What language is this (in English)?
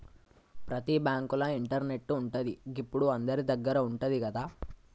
Telugu